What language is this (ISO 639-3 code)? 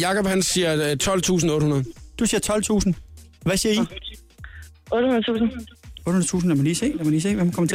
dan